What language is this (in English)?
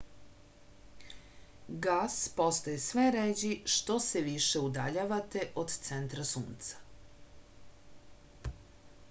Serbian